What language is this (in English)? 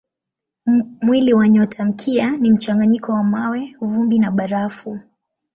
Swahili